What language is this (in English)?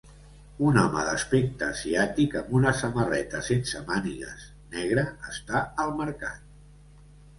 Catalan